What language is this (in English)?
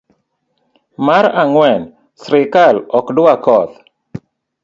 Luo (Kenya and Tanzania)